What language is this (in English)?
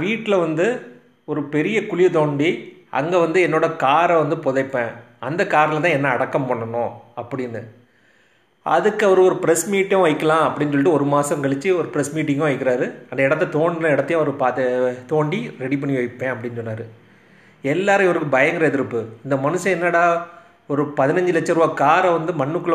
Tamil